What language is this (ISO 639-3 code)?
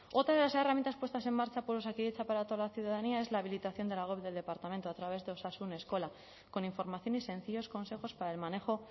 spa